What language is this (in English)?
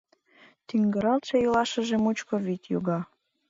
Mari